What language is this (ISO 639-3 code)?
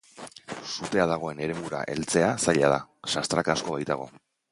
eus